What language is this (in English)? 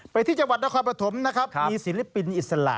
Thai